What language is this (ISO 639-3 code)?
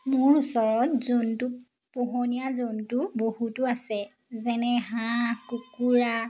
asm